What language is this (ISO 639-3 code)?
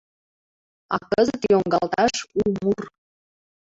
chm